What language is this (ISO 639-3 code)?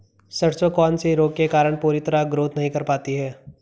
hin